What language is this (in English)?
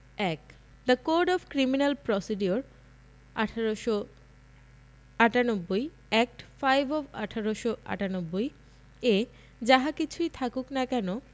Bangla